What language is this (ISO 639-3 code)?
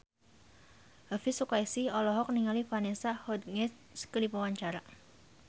sun